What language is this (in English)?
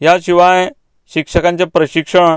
Konkani